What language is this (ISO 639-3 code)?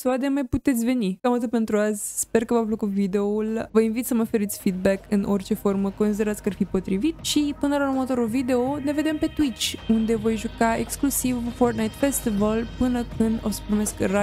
ron